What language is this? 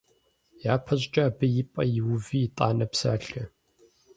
Kabardian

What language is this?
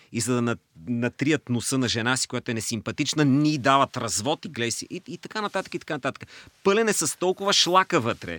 Bulgarian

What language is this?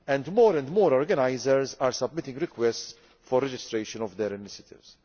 English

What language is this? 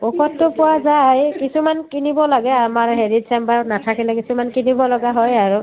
Assamese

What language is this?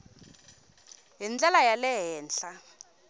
Tsonga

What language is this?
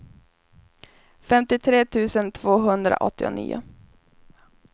Swedish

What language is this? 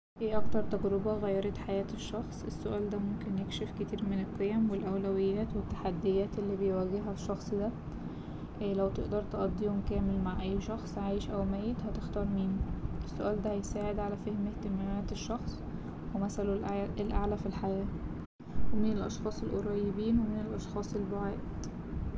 Egyptian Arabic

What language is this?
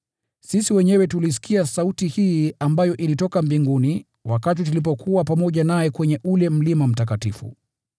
Swahili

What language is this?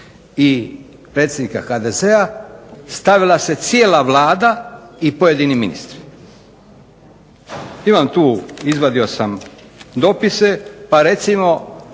Croatian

